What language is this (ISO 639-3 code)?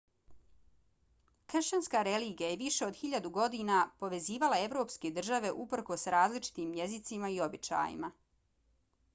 bos